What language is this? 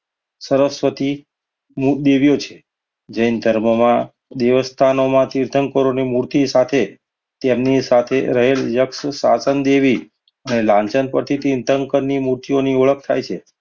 Gujarati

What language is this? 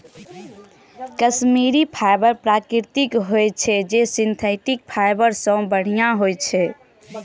Maithili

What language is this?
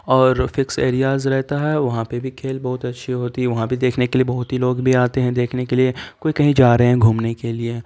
Urdu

